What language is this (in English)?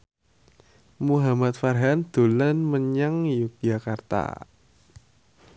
Javanese